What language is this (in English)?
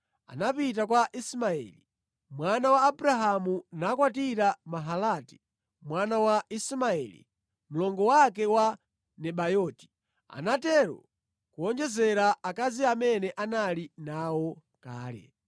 Nyanja